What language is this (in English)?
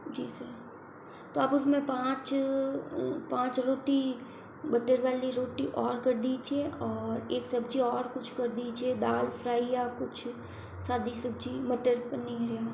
Hindi